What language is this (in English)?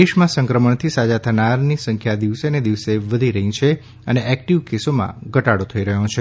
Gujarati